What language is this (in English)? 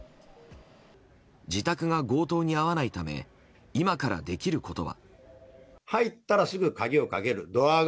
Japanese